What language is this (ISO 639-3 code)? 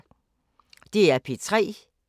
dan